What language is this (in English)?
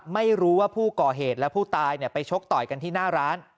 Thai